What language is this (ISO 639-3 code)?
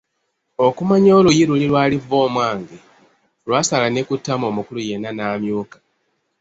lug